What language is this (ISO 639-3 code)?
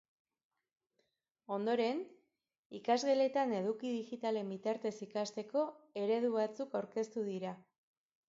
eus